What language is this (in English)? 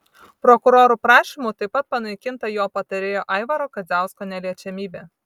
Lithuanian